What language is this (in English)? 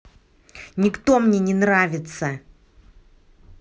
Russian